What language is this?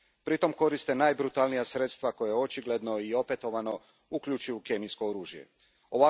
Croatian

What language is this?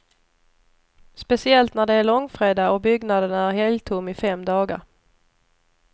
Swedish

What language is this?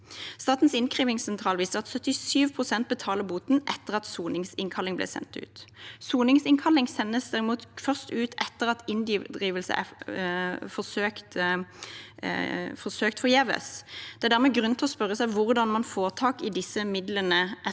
Norwegian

